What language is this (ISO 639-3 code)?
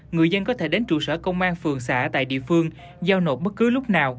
vie